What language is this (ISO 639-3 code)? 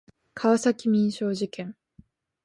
jpn